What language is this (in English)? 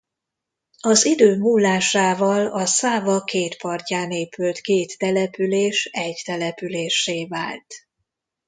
Hungarian